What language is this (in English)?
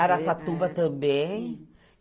Portuguese